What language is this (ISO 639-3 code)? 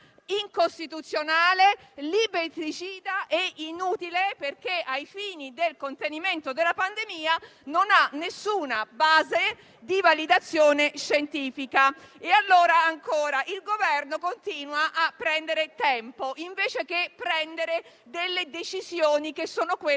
ita